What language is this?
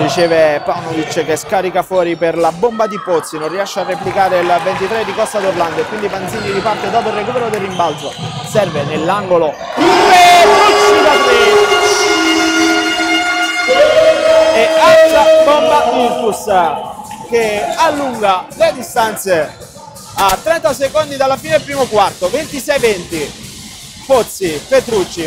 Italian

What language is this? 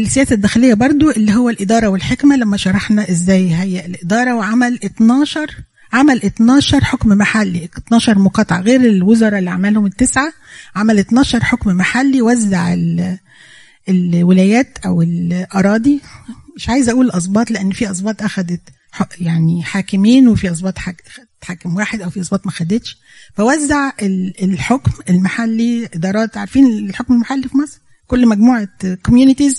Arabic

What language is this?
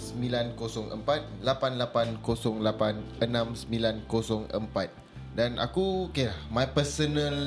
Malay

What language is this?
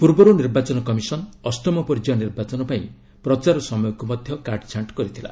Odia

